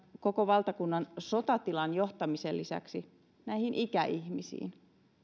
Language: Finnish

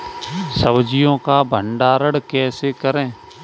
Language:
Hindi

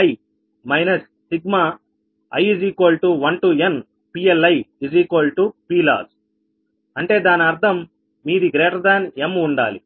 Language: Telugu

